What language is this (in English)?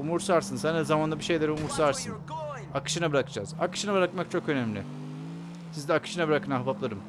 Turkish